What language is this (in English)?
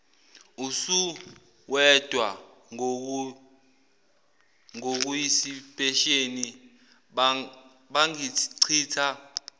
Zulu